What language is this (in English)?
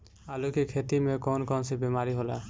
Bhojpuri